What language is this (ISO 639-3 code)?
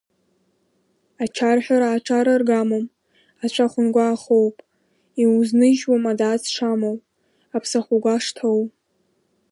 abk